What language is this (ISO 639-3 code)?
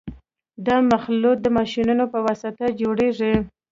pus